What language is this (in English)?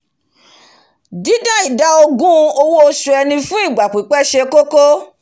Yoruba